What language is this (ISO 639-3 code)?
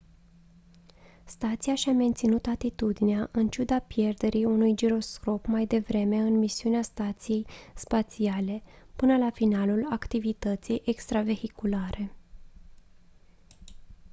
ron